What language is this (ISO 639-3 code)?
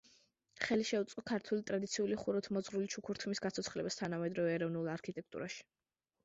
kat